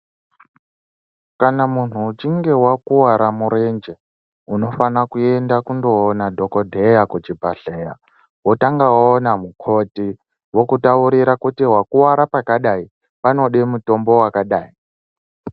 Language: Ndau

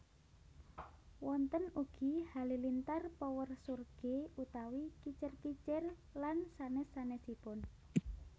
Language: Javanese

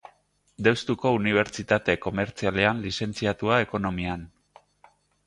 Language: Basque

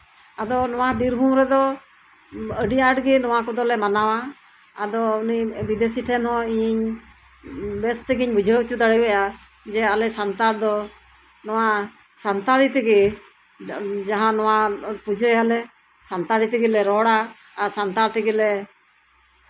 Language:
Santali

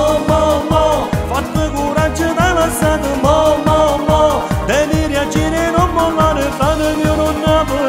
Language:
Romanian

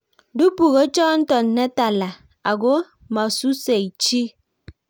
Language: Kalenjin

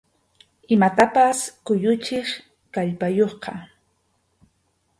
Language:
Arequipa-La Unión Quechua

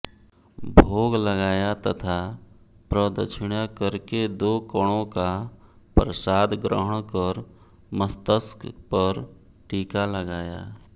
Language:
Hindi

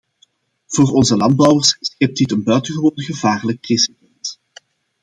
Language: Dutch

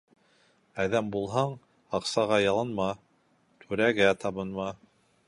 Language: Bashkir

